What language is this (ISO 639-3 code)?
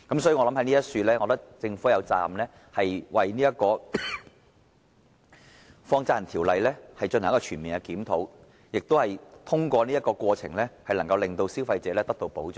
yue